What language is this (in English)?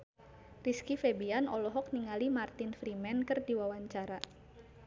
Sundanese